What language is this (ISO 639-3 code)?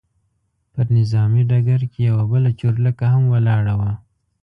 pus